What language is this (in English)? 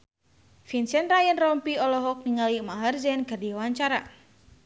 Sundanese